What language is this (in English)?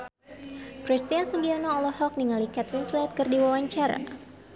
Sundanese